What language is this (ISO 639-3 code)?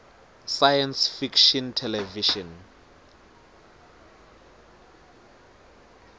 ssw